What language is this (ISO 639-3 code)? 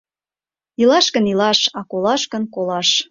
chm